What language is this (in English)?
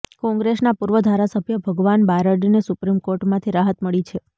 Gujarati